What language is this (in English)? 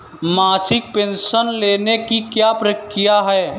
Hindi